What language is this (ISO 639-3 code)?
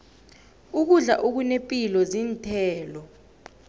nbl